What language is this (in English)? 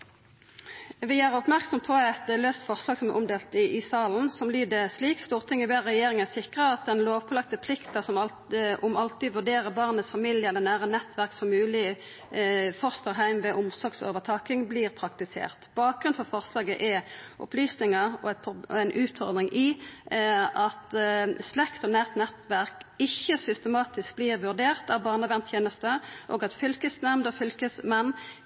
Norwegian Nynorsk